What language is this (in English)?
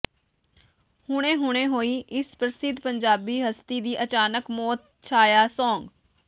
Punjabi